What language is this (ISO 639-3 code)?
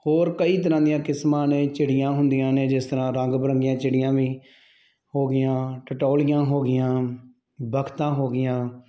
pan